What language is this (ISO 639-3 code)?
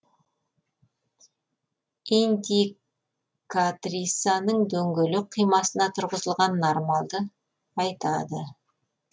kaz